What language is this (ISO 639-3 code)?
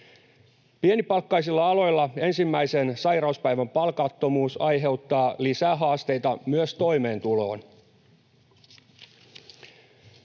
fin